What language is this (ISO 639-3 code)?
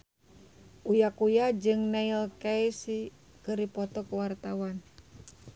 sun